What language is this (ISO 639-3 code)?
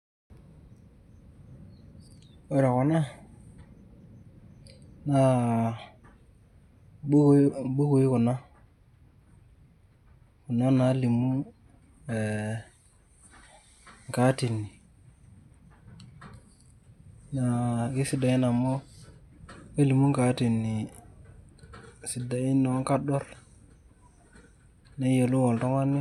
mas